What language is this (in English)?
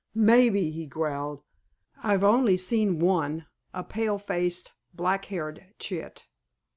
English